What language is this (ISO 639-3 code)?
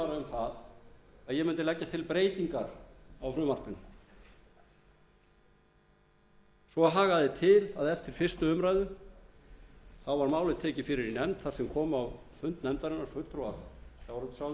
isl